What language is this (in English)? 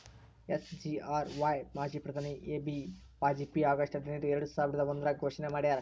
Kannada